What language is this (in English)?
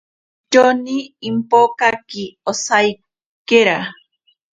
Ashéninka Perené